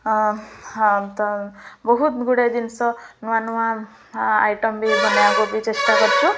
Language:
Odia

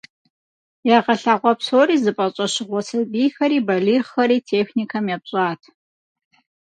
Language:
Kabardian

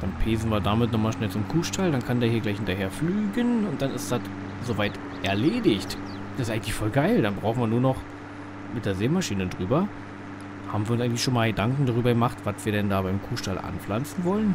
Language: German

